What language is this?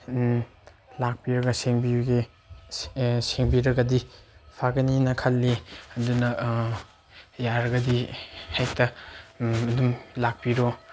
Manipuri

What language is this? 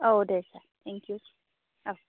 Bodo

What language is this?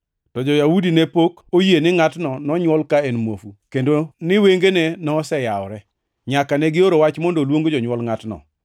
Luo (Kenya and Tanzania)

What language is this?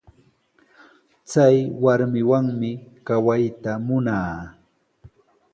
Sihuas Ancash Quechua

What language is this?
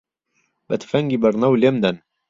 Central Kurdish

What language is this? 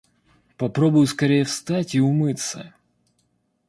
Russian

